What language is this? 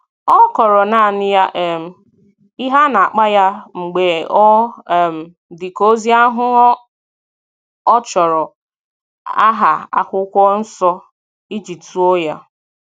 Igbo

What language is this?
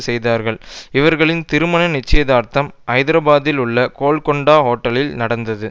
Tamil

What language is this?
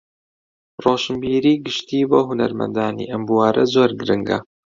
Central Kurdish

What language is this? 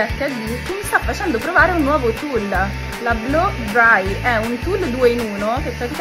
Italian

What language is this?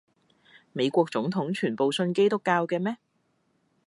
Cantonese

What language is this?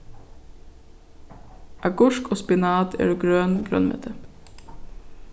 Faroese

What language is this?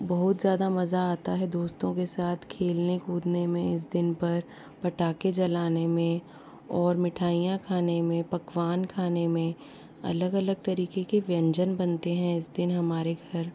Hindi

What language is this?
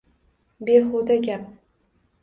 Uzbek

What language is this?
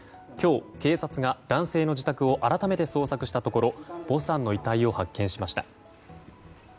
Japanese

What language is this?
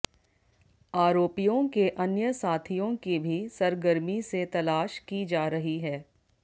Hindi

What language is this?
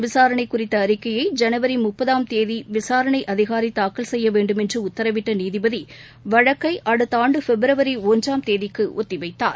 Tamil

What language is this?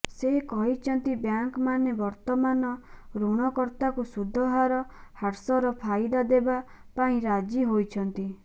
Odia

